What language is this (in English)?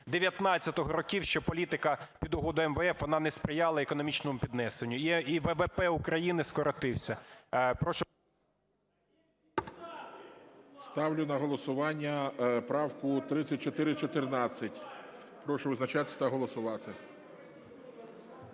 Ukrainian